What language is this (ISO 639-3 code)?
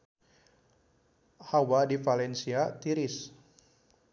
sun